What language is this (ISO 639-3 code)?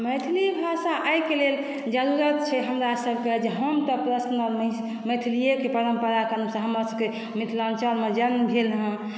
mai